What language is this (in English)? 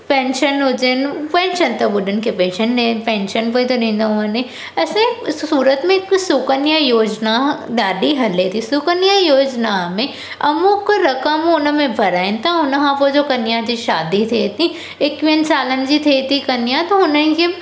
Sindhi